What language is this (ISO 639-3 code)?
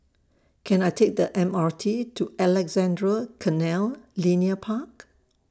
eng